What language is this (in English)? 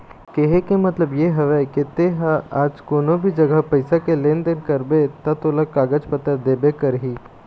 Chhattisgarhi